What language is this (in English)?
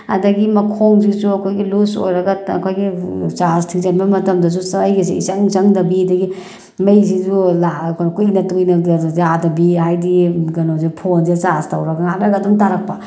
Manipuri